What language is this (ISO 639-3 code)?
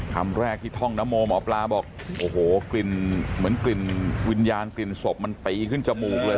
tha